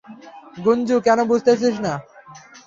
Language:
Bangla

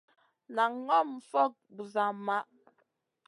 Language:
Masana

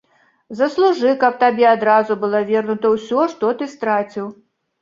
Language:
Belarusian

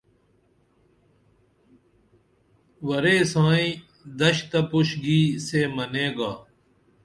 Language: Dameli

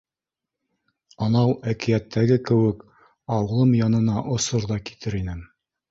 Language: Bashkir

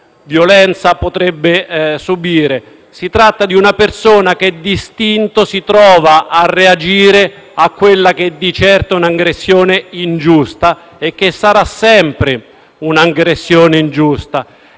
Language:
Italian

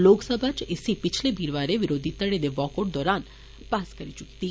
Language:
Dogri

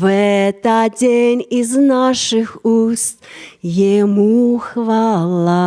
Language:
Russian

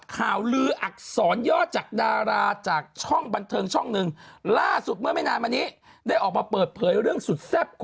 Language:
Thai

